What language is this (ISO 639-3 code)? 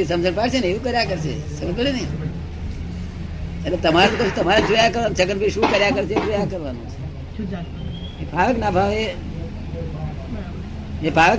guj